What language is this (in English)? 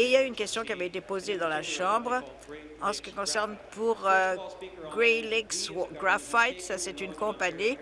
French